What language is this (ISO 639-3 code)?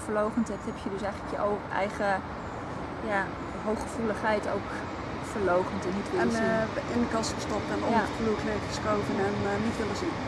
nld